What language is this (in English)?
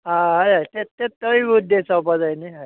Konkani